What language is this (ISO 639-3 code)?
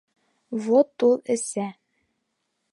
bak